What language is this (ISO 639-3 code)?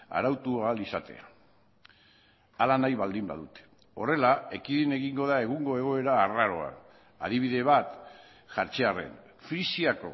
eus